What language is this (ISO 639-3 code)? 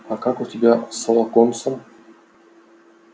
rus